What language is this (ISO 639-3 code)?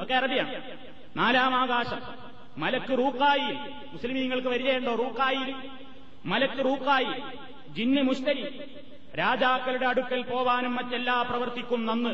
mal